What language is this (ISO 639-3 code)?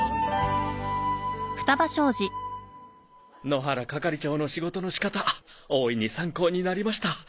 jpn